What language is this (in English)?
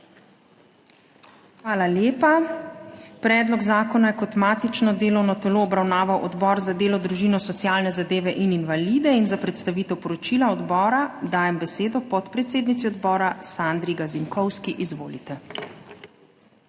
Slovenian